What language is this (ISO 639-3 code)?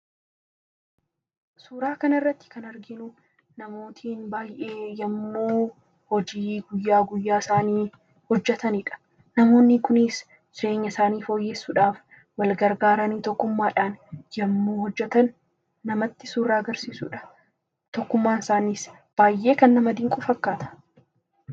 orm